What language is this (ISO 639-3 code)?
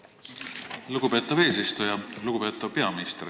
est